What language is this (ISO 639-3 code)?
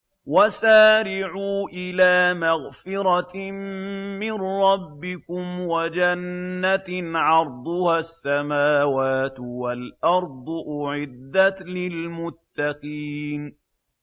ara